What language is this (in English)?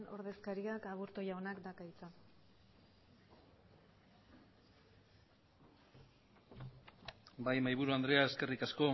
Basque